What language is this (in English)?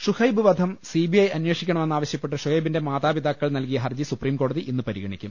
Malayalam